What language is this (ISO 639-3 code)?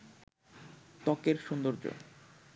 ben